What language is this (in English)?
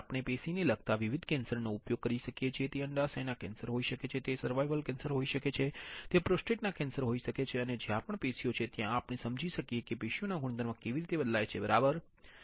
Gujarati